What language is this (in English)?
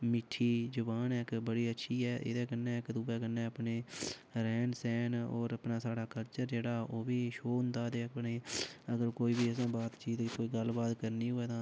Dogri